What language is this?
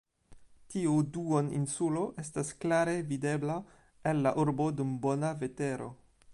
Esperanto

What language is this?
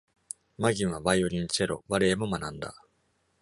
Japanese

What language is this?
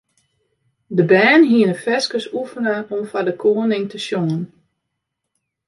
Western Frisian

